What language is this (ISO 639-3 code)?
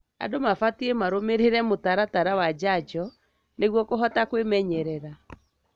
kik